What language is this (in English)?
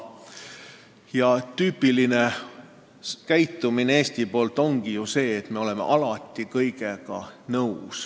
Estonian